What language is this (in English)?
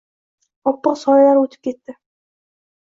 Uzbek